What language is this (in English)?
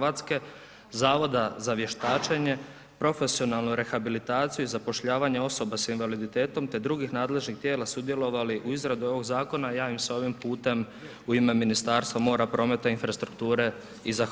Croatian